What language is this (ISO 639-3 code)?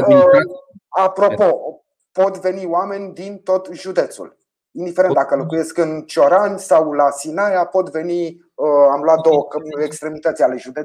ron